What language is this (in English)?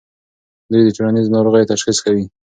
Pashto